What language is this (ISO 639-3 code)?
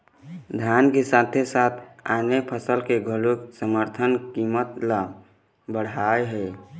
hne